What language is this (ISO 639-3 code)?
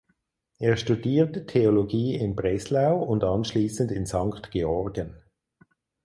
deu